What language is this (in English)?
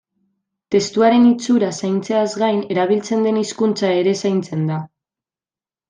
Basque